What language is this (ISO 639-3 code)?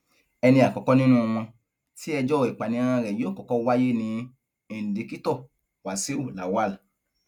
yor